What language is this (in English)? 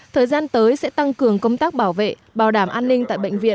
Vietnamese